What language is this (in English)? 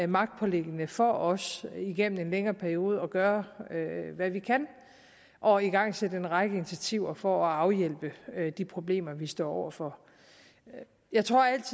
Danish